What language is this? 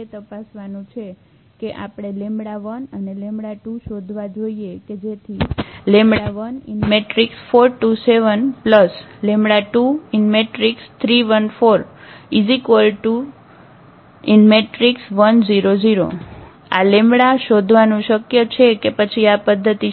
Gujarati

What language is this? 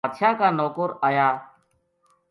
Gujari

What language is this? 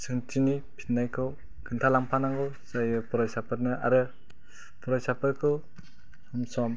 Bodo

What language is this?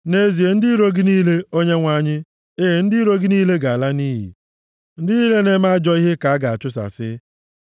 Igbo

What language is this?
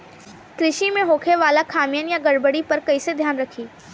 Bhojpuri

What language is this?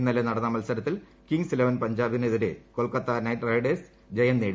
Malayalam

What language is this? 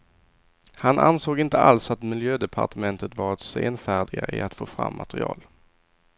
Swedish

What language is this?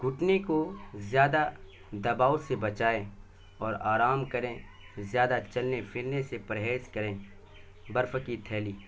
Urdu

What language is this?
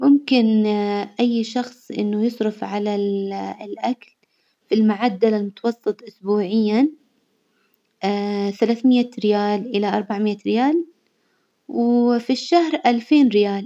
Hijazi Arabic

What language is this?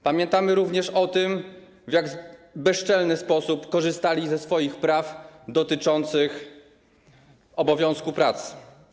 Polish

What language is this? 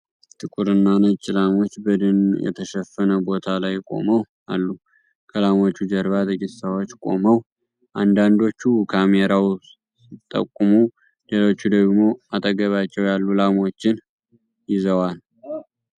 Amharic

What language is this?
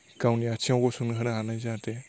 Bodo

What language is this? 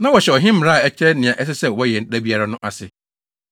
Akan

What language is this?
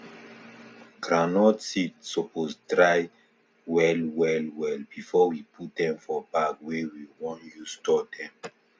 Nigerian Pidgin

